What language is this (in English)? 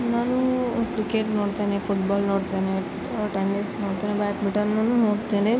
Kannada